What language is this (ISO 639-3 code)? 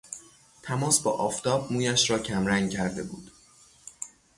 fas